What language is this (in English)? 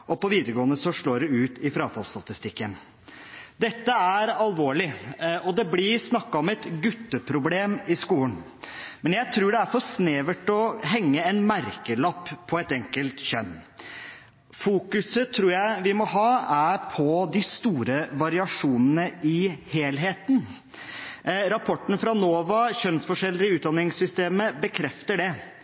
Norwegian Bokmål